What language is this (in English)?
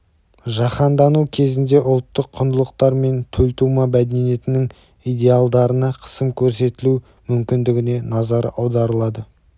Kazakh